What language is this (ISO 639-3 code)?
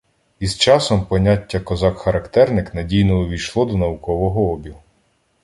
ukr